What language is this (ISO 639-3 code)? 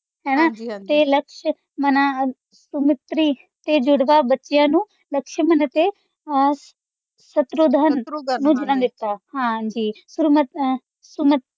pan